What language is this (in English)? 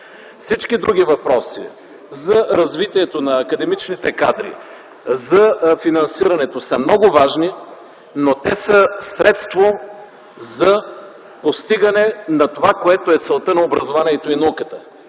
Bulgarian